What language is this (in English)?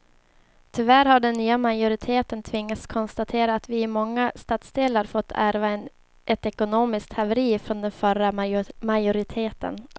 Swedish